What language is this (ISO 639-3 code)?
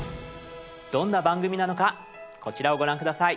jpn